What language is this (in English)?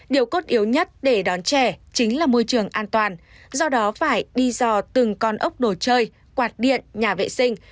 Vietnamese